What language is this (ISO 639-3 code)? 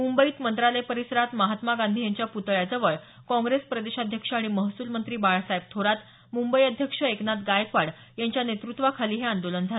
mar